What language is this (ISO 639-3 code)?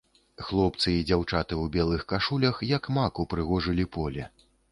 bel